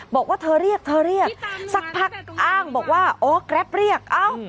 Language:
Thai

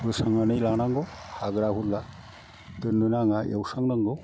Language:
Bodo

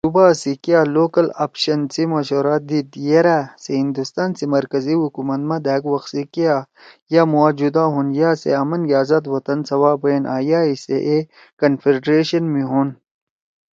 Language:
Torwali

